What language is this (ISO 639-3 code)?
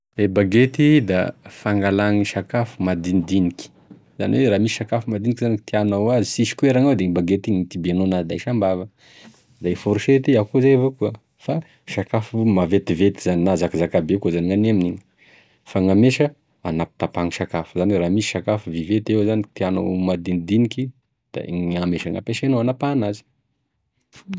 tkg